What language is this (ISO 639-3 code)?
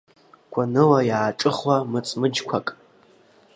abk